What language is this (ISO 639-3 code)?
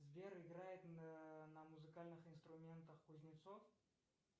rus